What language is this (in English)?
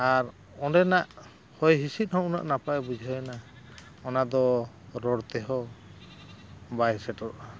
Santali